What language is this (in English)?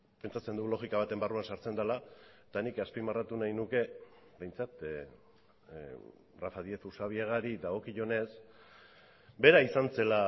Basque